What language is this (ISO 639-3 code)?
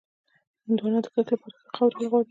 pus